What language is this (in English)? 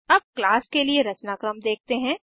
Hindi